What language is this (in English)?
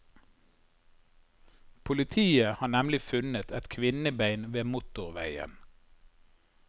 Norwegian